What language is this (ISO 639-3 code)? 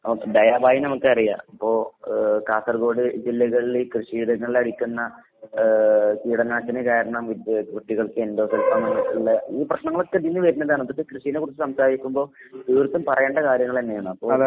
mal